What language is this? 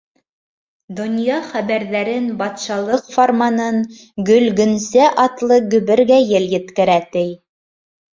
Bashkir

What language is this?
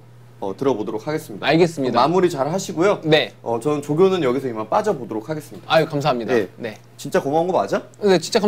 Korean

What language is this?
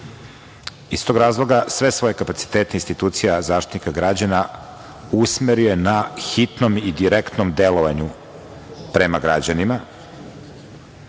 Serbian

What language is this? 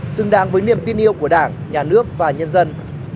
Vietnamese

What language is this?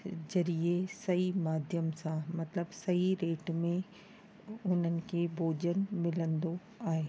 Sindhi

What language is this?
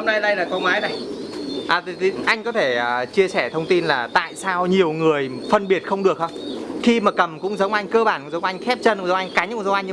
Vietnamese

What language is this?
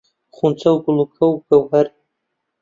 Central Kurdish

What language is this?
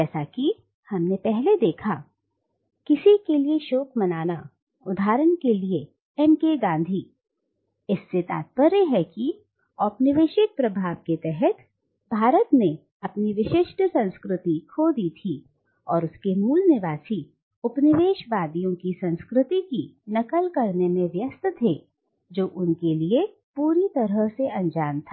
Hindi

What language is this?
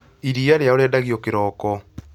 Kikuyu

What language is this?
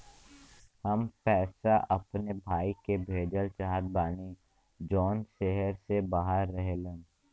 Bhojpuri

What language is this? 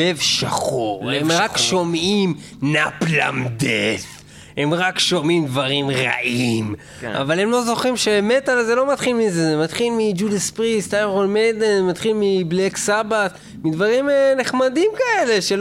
Hebrew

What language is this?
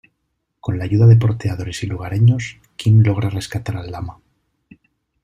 Spanish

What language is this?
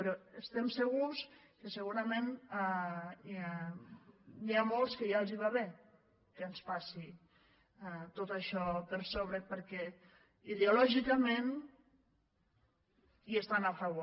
Catalan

